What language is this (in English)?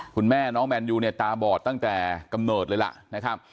Thai